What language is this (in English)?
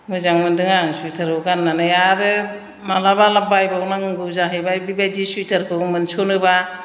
Bodo